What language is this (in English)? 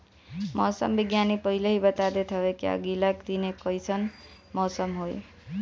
Bhojpuri